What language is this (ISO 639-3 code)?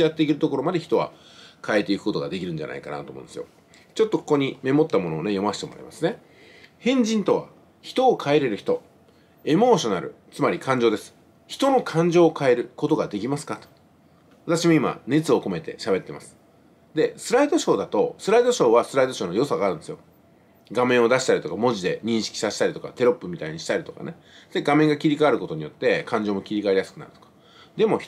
jpn